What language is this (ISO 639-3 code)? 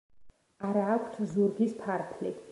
kat